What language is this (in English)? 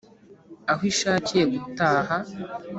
Kinyarwanda